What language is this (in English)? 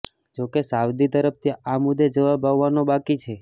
Gujarati